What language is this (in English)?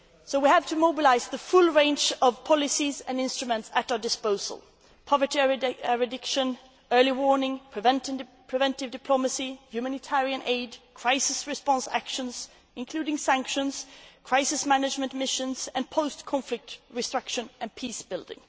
English